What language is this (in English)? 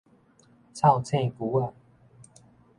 Min Nan Chinese